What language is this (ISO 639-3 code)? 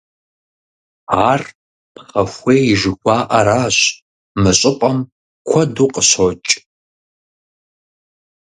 kbd